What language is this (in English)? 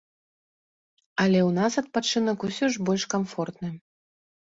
Belarusian